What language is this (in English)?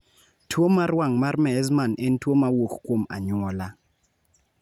Luo (Kenya and Tanzania)